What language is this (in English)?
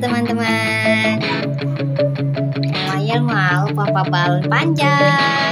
Indonesian